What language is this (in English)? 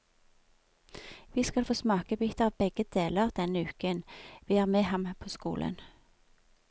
Norwegian